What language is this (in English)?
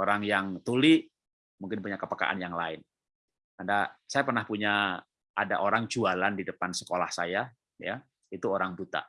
Indonesian